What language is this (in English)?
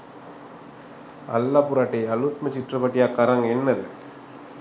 Sinhala